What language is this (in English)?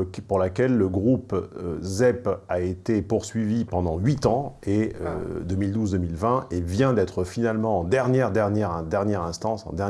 French